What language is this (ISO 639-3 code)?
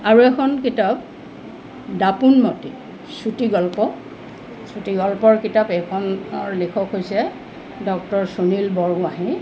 asm